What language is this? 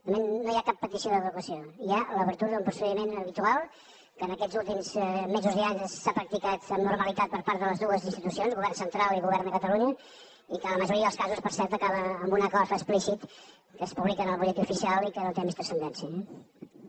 Catalan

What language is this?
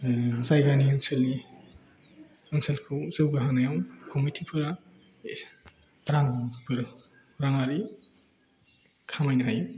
Bodo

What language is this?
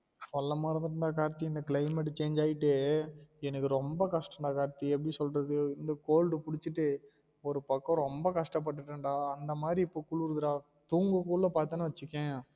Tamil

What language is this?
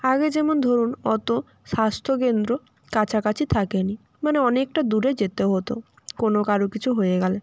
Bangla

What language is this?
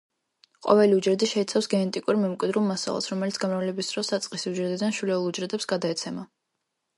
Georgian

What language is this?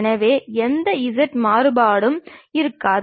Tamil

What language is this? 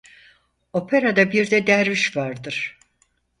Turkish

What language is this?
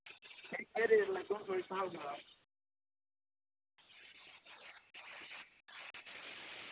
Dogri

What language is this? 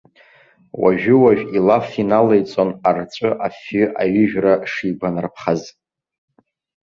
Abkhazian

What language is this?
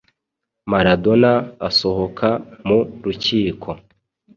Kinyarwanda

